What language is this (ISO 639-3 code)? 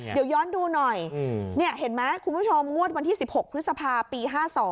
tha